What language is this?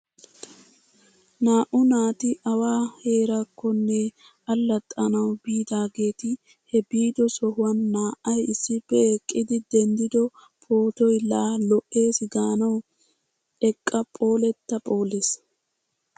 Wolaytta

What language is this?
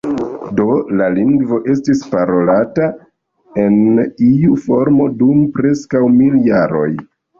Esperanto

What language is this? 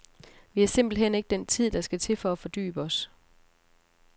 Danish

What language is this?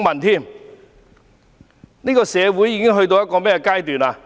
Cantonese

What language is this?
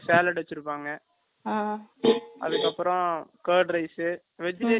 Tamil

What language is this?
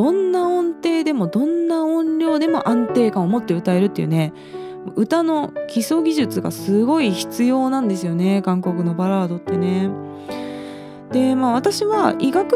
Japanese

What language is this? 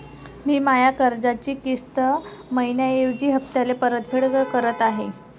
Marathi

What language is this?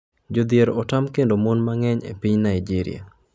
Luo (Kenya and Tanzania)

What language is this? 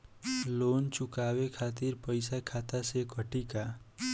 Bhojpuri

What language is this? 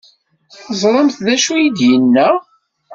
Kabyle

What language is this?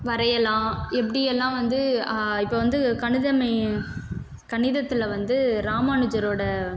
Tamil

